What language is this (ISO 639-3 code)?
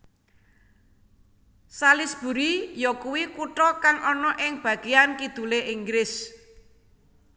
jav